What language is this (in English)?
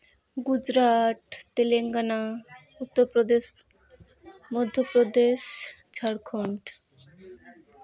Santali